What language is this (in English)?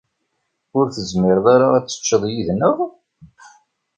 Kabyle